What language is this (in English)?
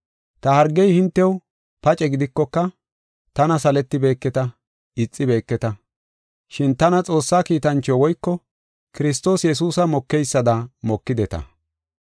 Gofa